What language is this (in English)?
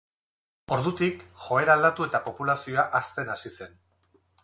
Basque